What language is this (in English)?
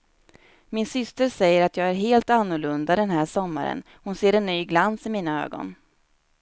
Swedish